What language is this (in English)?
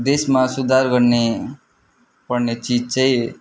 Nepali